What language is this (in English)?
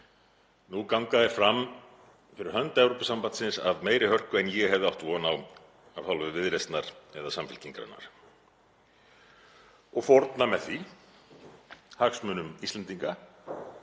Icelandic